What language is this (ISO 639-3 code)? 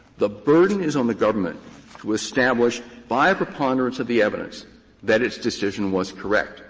eng